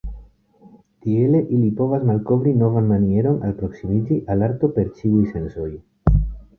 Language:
Esperanto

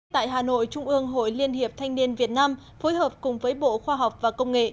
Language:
Vietnamese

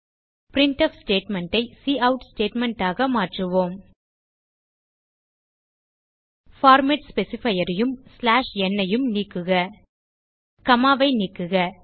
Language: Tamil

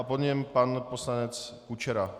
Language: Czech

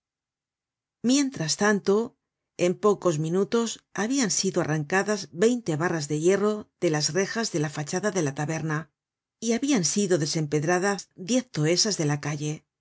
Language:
Spanish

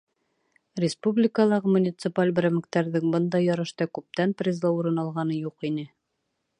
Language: Bashkir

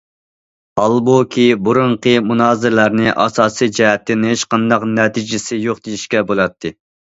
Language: Uyghur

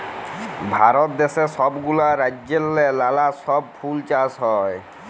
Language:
Bangla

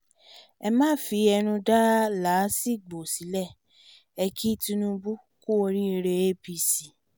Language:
Yoruba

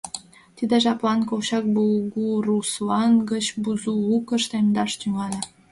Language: Mari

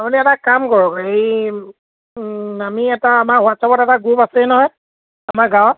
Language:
Assamese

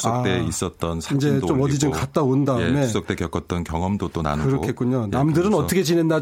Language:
Korean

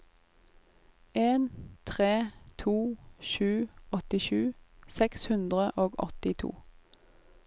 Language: Norwegian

